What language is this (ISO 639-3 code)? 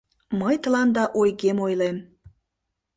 chm